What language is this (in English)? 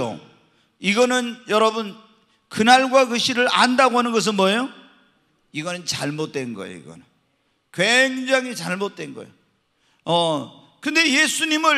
Korean